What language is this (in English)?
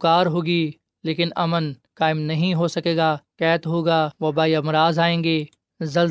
Urdu